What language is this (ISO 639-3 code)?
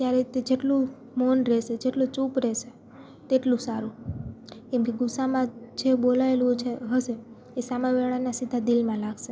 guj